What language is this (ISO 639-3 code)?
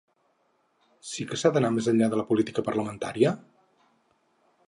cat